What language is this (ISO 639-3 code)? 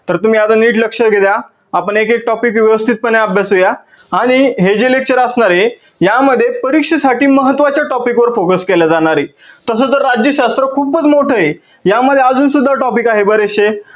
mar